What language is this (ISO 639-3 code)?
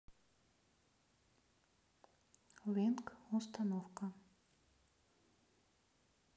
rus